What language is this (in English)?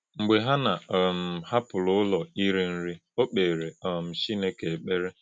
Igbo